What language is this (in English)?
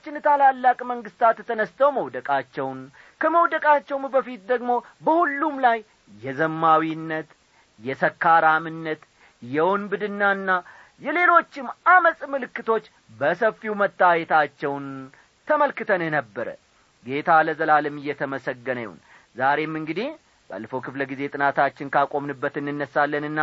Amharic